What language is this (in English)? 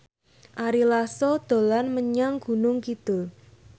Javanese